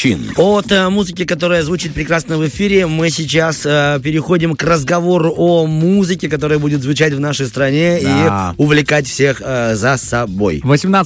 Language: Russian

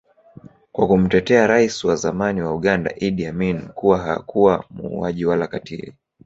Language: Swahili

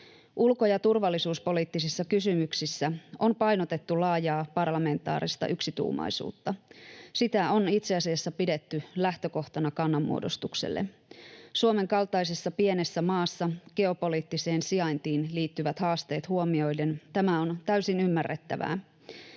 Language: Finnish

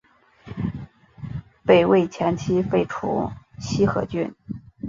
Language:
Chinese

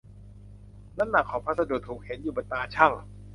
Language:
Thai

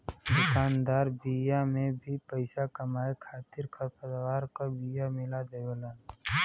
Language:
Bhojpuri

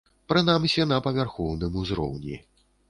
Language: Belarusian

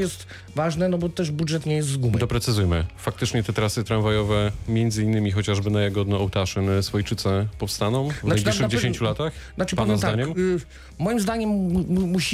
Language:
Polish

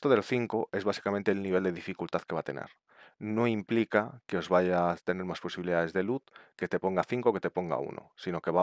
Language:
Spanish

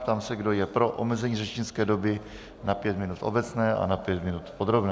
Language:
Czech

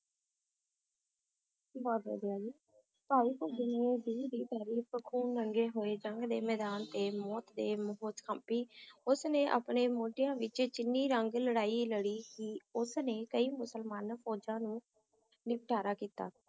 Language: Punjabi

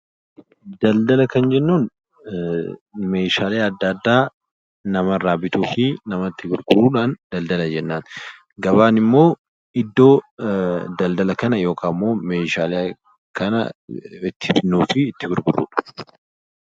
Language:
Oromo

